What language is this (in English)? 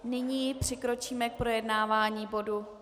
Czech